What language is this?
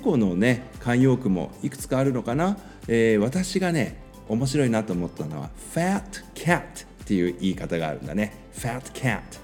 Japanese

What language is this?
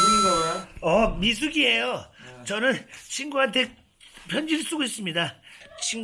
Korean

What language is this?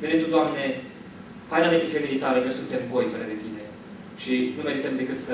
Romanian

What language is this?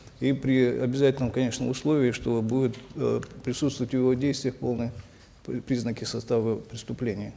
Kazakh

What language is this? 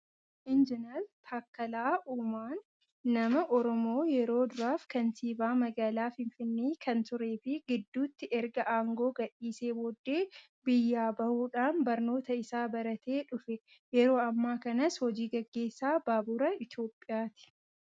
Oromo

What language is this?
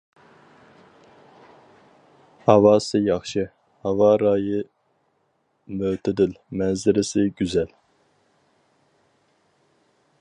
Uyghur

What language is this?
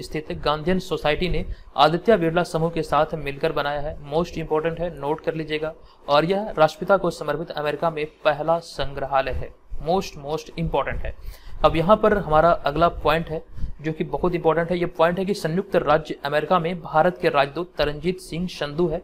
Hindi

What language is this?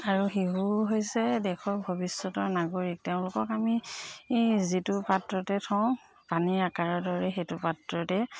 Assamese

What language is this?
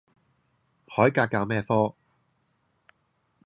Cantonese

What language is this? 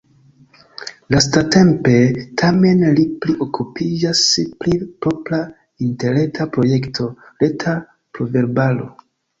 Esperanto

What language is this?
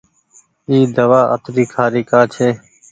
Goaria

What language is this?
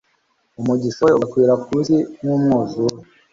Kinyarwanda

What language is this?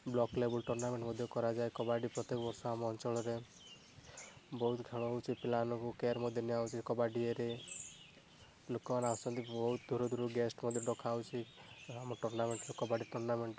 Odia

